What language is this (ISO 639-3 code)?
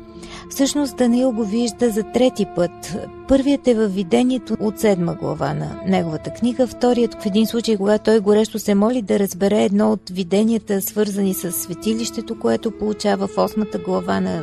bul